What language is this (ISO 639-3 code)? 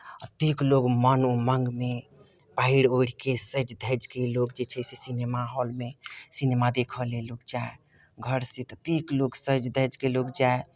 mai